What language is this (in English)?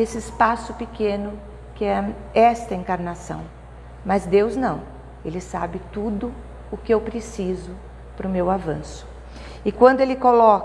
Portuguese